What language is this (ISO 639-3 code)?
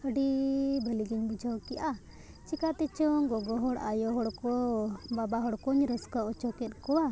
sat